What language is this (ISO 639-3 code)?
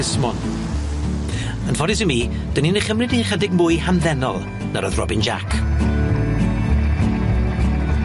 cym